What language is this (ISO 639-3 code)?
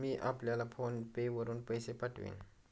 mar